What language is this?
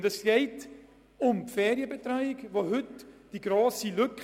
Swiss German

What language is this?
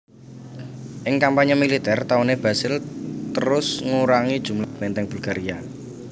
Javanese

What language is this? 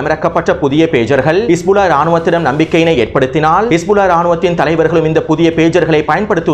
Tamil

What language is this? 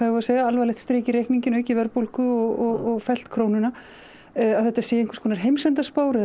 Icelandic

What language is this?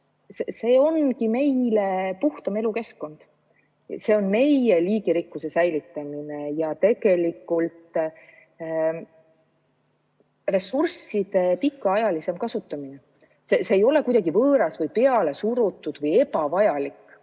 Estonian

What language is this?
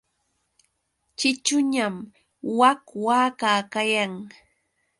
Yauyos Quechua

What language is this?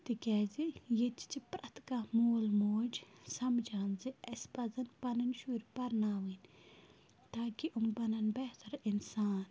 Kashmiri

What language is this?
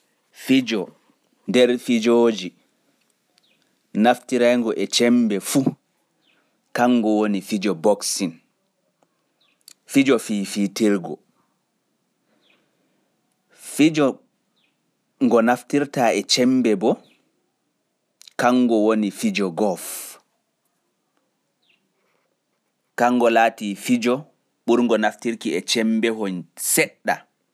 Pular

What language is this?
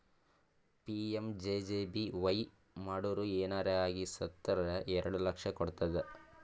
Kannada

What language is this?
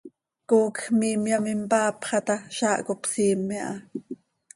Seri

